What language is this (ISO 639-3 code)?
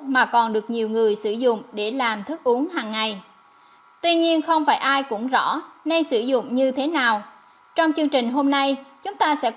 vie